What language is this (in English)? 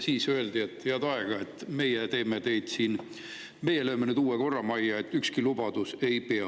Estonian